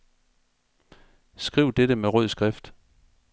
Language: Danish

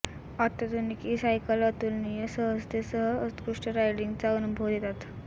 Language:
Marathi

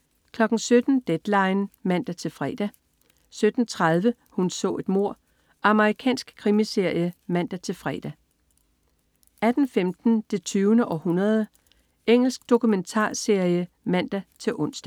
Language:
Danish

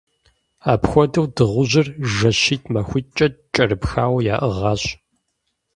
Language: Kabardian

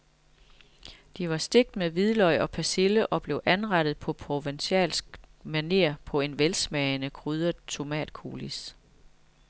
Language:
Danish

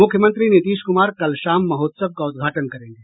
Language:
Hindi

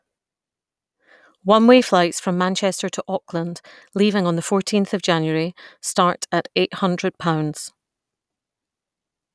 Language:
English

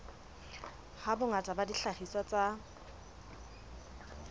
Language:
Southern Sotho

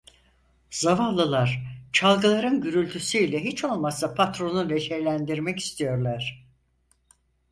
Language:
Turkish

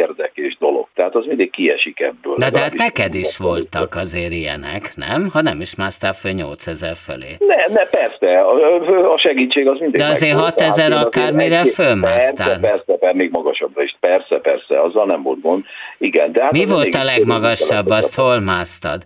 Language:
Hungarian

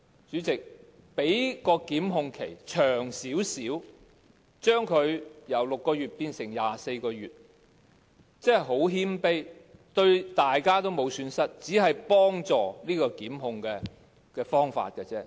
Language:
Cantonese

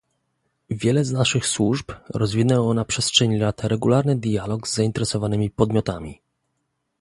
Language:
Polish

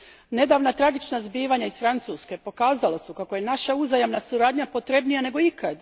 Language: Croatian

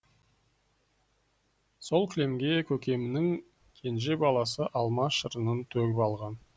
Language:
Kazakh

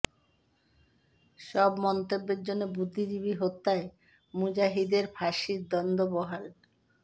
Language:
Bangla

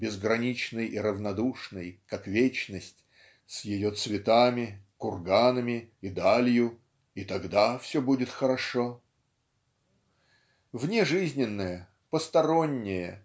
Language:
Russian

